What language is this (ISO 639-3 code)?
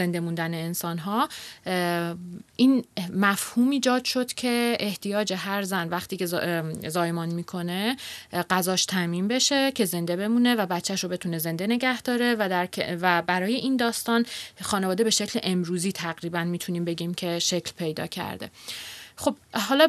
fas